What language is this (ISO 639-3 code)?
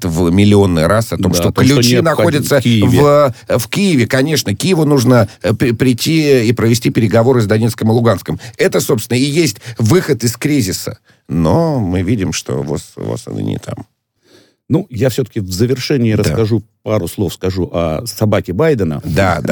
rus